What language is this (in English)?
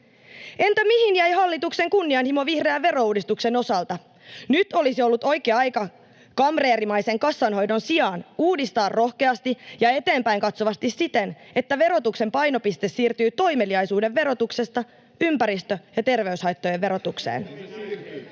Finnish